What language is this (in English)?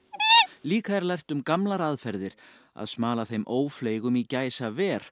Icelandic